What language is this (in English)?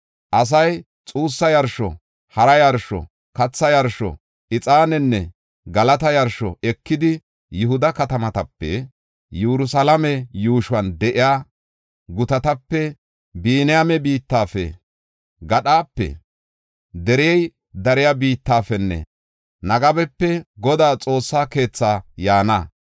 Gofa